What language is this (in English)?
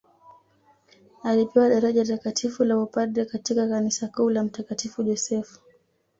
Swahili